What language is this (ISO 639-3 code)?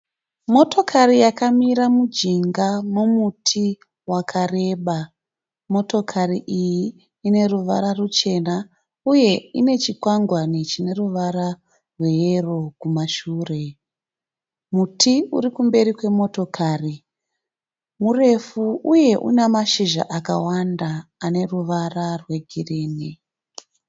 sna